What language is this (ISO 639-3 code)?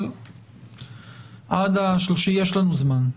heb